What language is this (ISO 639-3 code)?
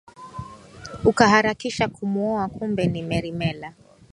swa